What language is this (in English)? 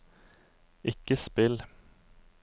Norwegian